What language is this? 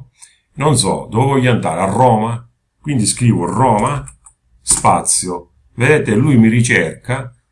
Italian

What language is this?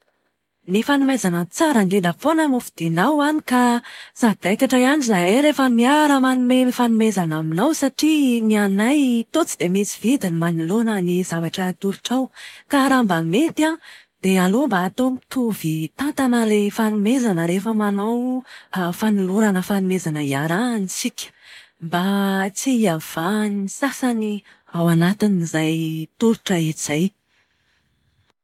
Malagasy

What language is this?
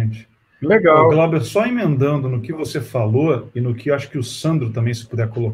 Portuguese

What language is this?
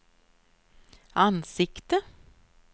Swedish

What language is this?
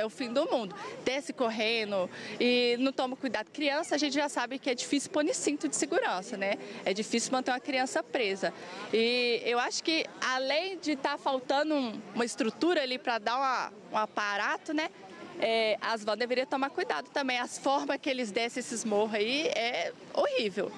Portuguese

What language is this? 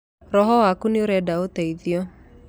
Kikuyu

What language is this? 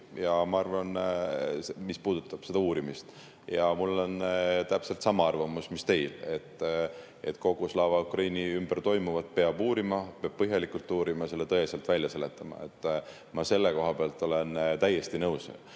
Estonian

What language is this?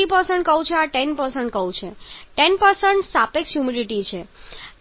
Gujarati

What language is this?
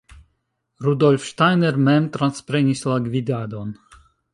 Esperanto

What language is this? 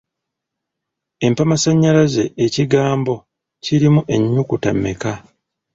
Ganda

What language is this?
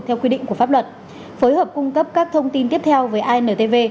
Vietnamese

